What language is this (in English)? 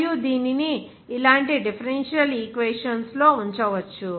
Telugu